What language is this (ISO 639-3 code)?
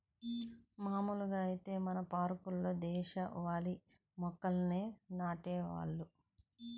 tel